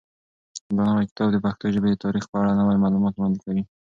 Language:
Pashto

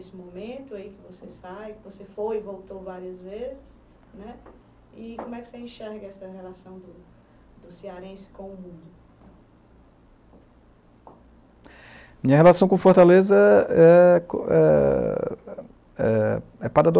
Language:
Portuguese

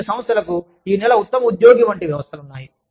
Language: Telugu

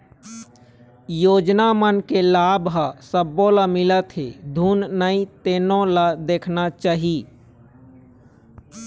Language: Chhattisgarhi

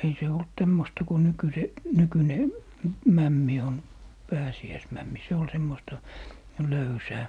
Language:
Finnish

